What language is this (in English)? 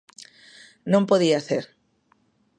Galician